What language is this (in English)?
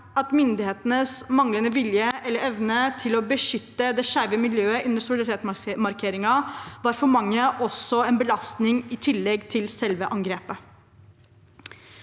Norwegian